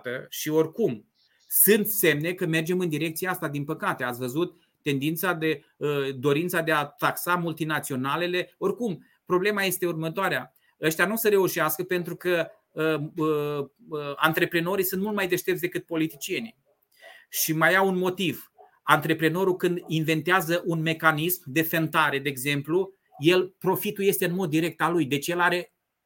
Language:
Romanian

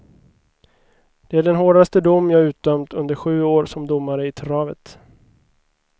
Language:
Swedish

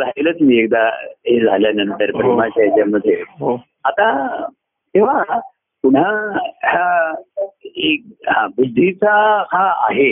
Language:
Marathi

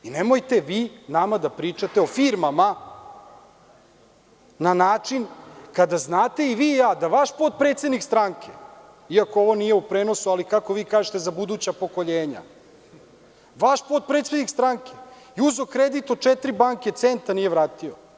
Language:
Serbian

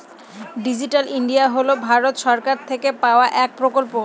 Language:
Bangla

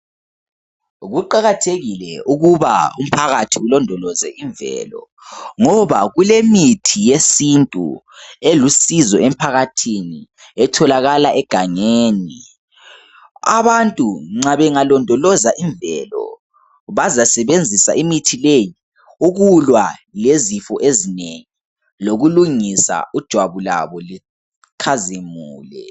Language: North Ndebele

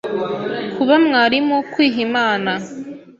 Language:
Kinyarwanda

